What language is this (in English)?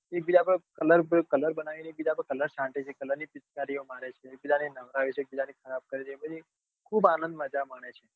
Gujarati